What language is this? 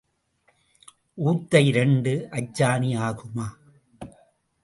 Tamil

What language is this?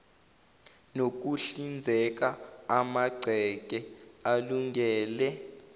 Zulu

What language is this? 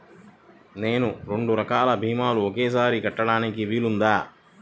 Telugu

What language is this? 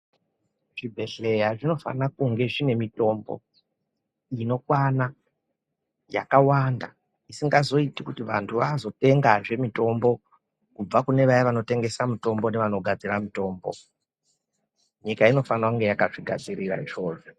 Ndau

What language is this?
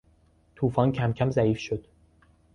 Persian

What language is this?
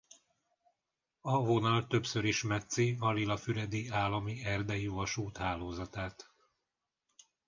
Hungarian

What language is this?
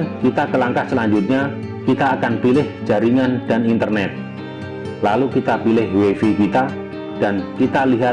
Indonesian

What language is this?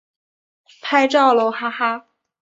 Chinese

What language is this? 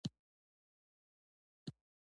Pashto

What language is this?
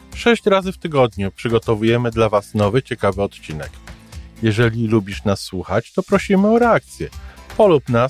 Polish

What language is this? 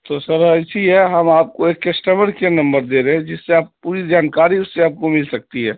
Urdu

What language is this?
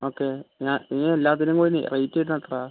Malayalam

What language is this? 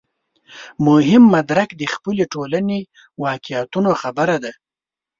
Pashto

